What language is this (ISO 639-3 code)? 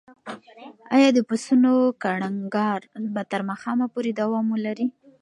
pus